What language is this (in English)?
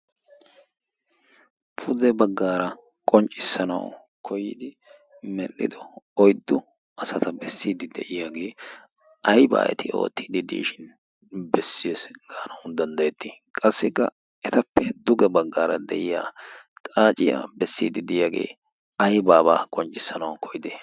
Wolaytta